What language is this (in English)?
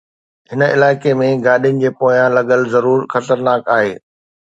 Sindhi